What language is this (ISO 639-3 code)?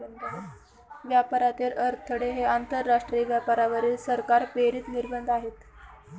mar